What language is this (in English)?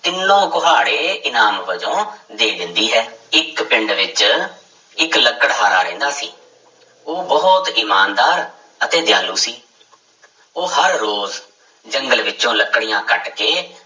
Punjabi